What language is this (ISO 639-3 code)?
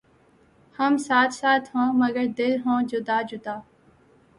urd